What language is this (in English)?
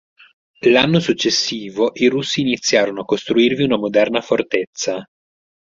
Italian